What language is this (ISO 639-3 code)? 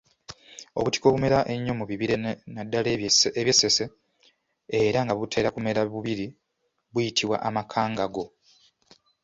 lug